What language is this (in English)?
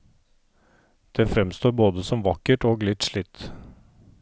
Norwegian